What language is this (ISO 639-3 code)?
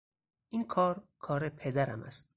fas